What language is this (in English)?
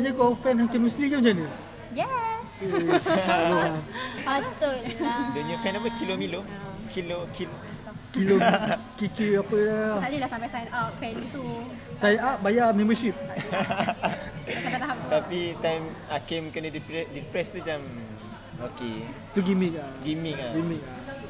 Malay